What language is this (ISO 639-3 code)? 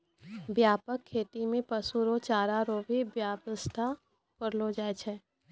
mai